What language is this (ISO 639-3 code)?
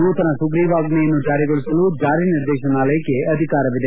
kan